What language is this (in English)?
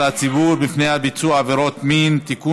Hebrew